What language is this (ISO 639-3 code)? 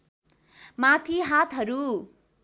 nep